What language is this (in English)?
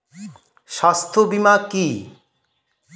Bangla